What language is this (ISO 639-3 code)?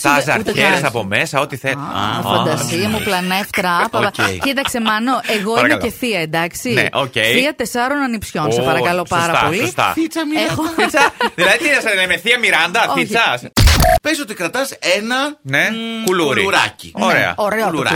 ell